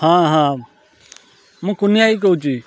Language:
Odia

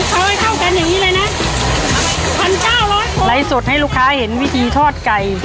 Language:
Thai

